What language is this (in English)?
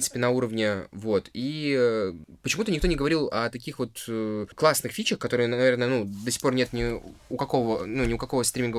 Russian